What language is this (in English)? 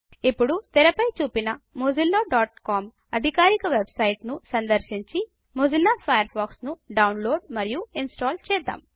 Telugu